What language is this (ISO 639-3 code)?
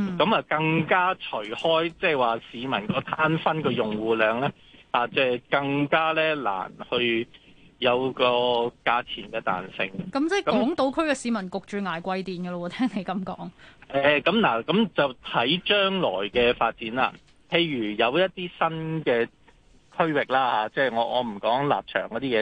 zho